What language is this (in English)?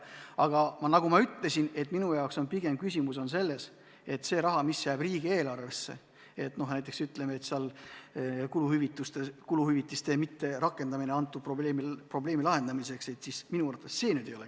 Estonian